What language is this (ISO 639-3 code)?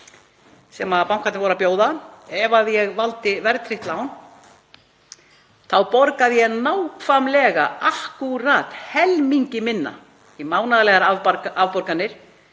isl